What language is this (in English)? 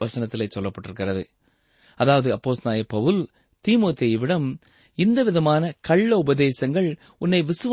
Tamil